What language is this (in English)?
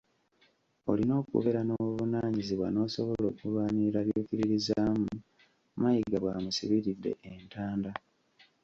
Ganda